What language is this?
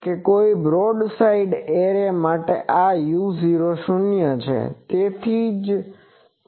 Gujarati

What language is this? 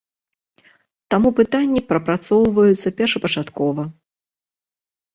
Belarusian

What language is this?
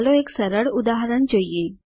Gujarati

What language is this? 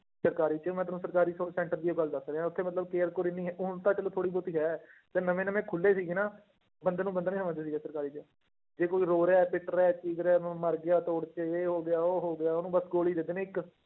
Punjabi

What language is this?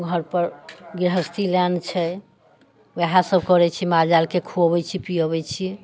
Maithili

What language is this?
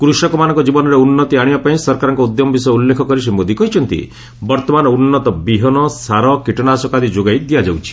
Odia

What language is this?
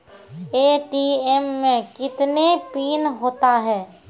Maithili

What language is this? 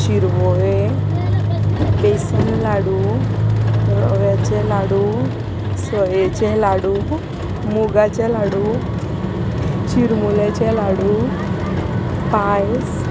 Konkani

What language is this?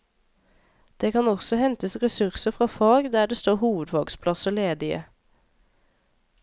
Norwegian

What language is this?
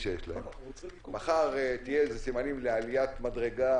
Hebrew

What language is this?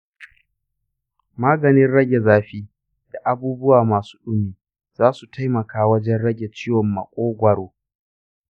Hausa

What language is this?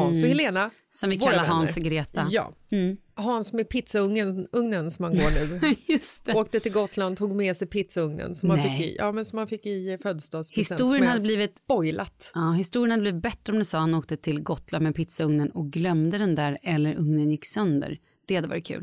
Swedish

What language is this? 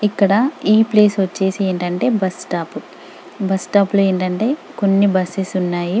Telugu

